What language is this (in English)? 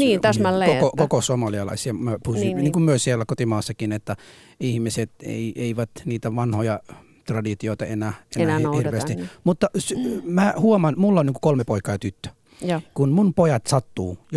Finnish